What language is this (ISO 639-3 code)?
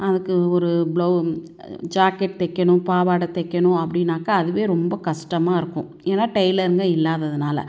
tam